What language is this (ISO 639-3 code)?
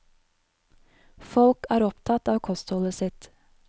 nor